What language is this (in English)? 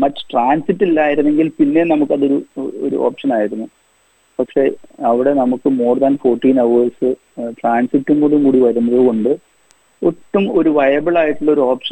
Malayalam